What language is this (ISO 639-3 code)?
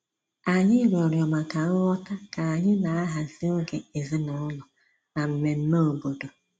ibo